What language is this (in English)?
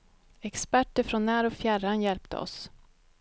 Swedish